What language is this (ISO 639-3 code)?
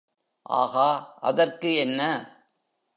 tam